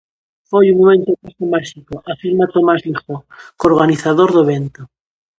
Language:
Galician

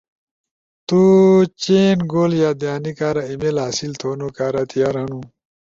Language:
Ushojo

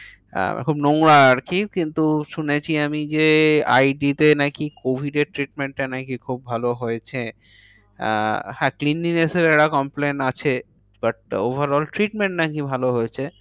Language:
Bangla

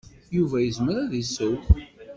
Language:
Kabyle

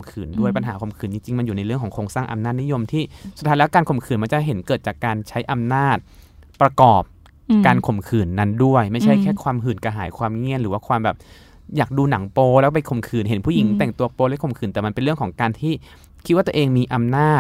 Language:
Thai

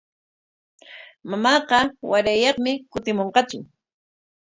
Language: Corongo Ancash Quechua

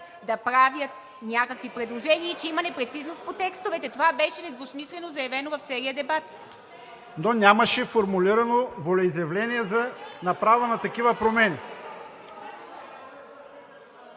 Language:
Bulgarian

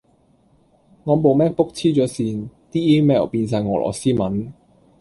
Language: Cantonese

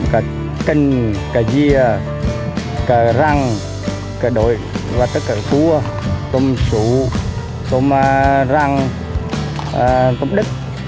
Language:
Vietnamese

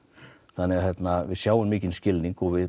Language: Icelandic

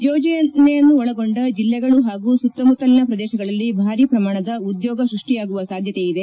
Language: Kannada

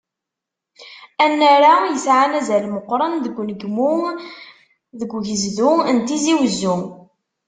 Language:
Kabyle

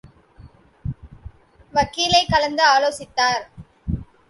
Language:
Tamil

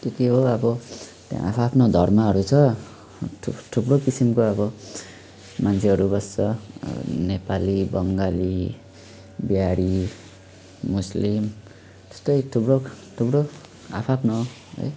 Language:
Nepali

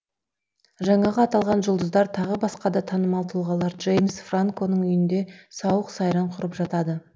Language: Kazakh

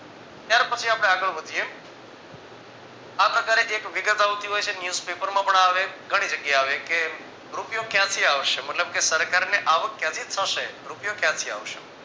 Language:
Gujarati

